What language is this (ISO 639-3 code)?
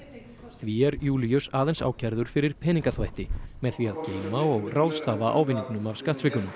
isl